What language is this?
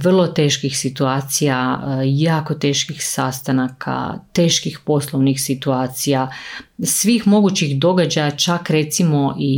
Croatian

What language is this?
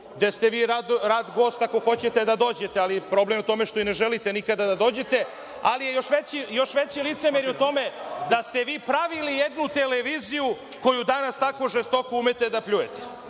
Serbian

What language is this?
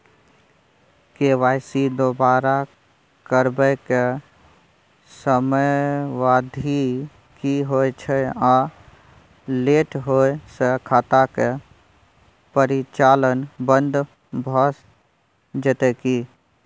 Maithili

